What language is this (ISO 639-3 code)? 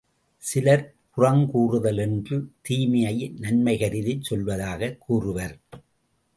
tam